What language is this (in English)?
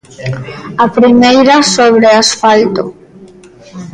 Galician